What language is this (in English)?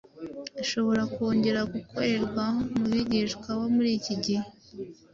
Kinyarwanda